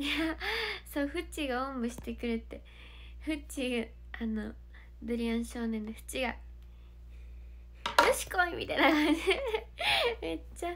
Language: Japanese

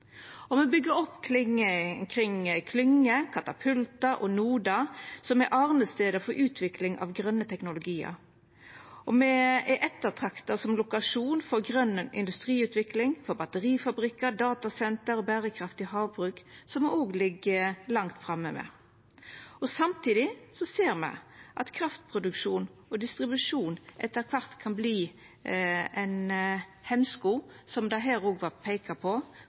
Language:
Norwegian Nynorsk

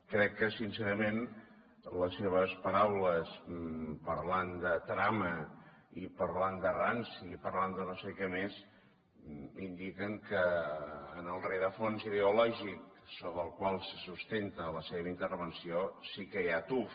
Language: Catalan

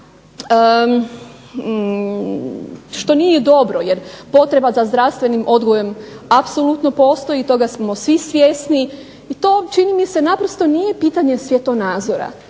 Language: Croatian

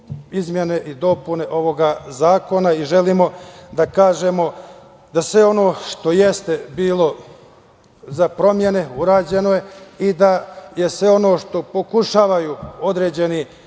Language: Serbian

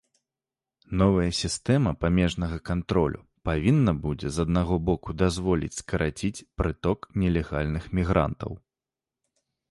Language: Belarusian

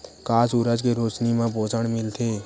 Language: Chhattisgarhi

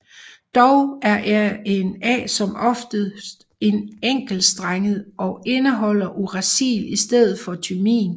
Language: Danish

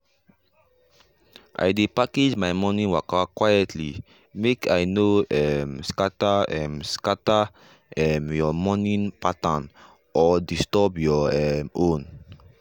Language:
Nigerian Pidgin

